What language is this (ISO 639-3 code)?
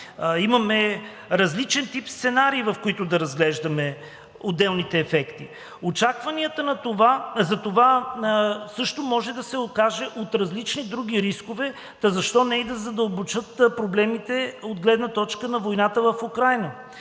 bul